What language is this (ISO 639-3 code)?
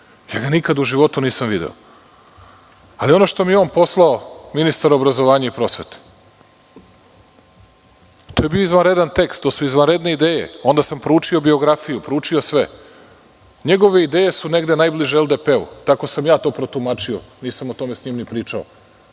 srp